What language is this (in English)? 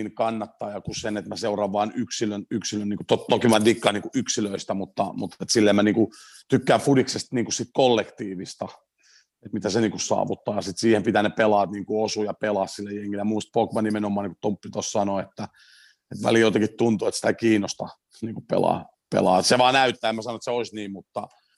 Finnish